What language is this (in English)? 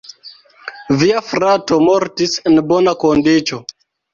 Esperanto